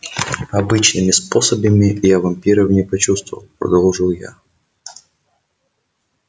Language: Russian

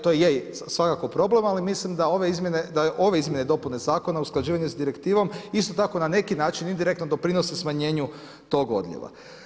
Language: Croatian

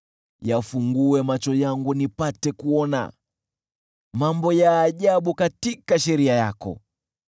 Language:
Swahili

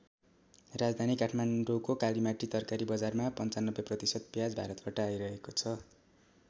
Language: Nepali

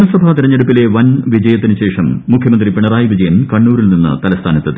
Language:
Malayalam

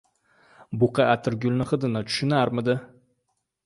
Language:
Uzbek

